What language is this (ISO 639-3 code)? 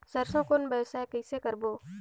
hne